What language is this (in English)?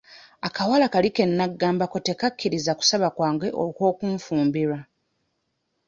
Ganda